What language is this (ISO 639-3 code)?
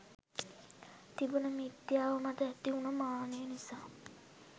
sin